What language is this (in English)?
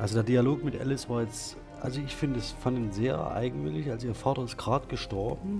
German